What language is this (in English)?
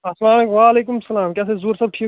Kashmiri